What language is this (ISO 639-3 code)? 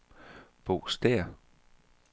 dan